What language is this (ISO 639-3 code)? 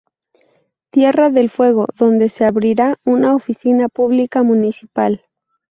spa